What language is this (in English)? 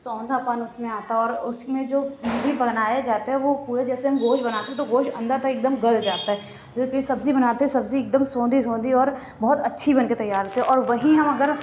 Urdu